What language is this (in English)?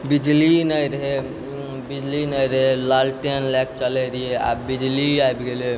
Maithili